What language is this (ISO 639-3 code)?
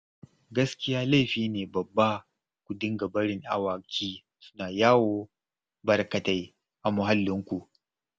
hau